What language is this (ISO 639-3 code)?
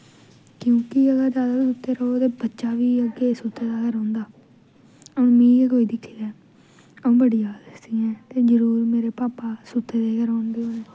doi